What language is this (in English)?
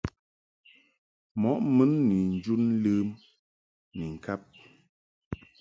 Mungaka